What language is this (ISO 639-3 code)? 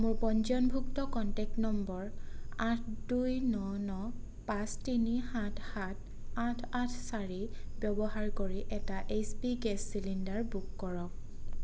asm